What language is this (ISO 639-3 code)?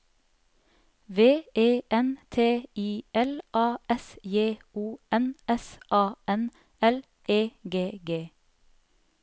nor